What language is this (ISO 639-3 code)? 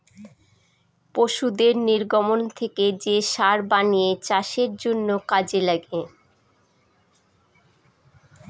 ben